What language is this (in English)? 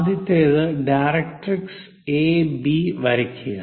Malayalam